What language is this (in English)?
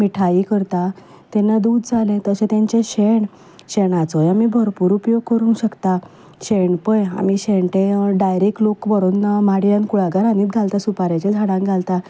Konkani